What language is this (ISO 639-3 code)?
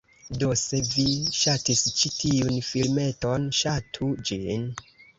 epo